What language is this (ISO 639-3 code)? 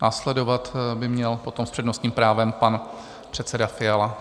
ces